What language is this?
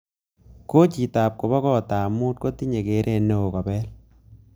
Kalenjin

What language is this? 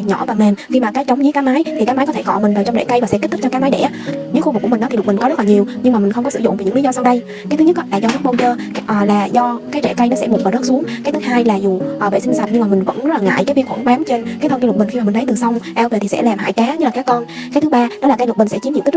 Vietnamese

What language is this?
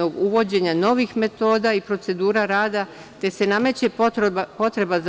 Serbian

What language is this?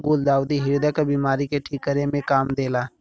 Bhojpuri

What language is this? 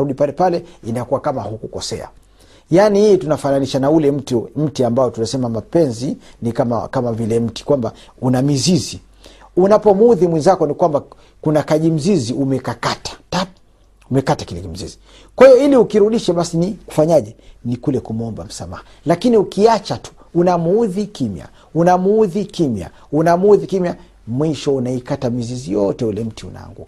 Swahili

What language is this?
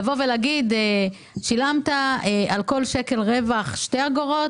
Hebrew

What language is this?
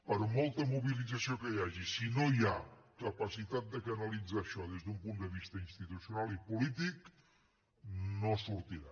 Catalan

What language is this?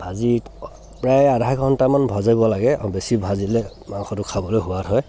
Assamese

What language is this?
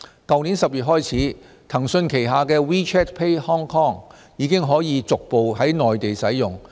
Cantonese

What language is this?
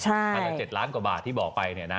Thai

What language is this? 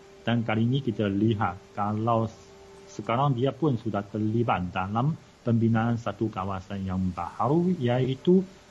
Malay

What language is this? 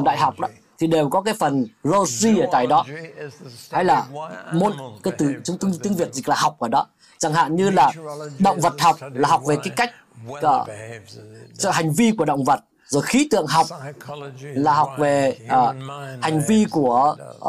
Vietnamese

